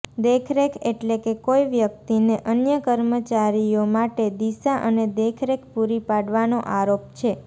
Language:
Gujarati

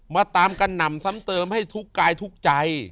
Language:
Thai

